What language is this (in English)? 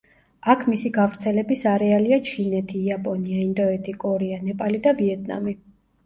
Georgian